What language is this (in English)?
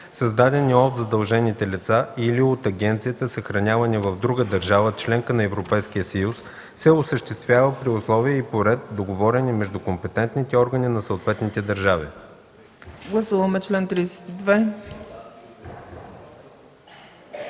Bulgarian